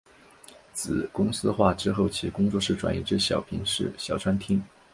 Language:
Chinese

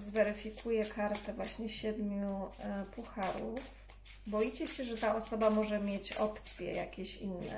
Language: Polish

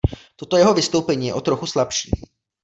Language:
Czech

